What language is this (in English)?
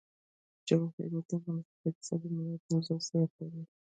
Pashto